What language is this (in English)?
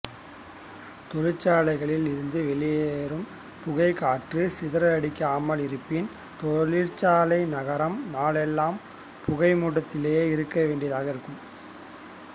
Tamil